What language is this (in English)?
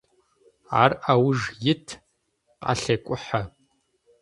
Adyghe